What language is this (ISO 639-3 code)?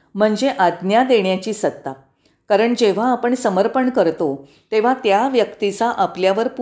mar